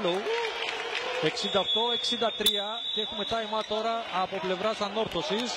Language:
Greek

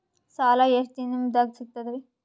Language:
Kannada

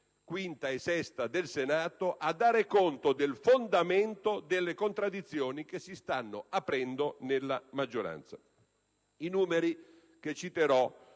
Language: Italian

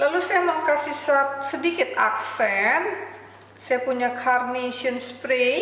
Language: Indonesian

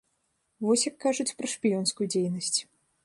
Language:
Belarusian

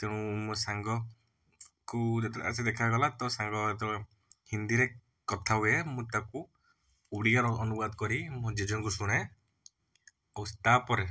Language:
Odia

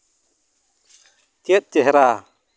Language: Santali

